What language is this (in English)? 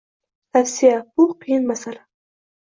Uzbek